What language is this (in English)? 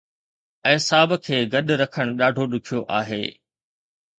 Sindhi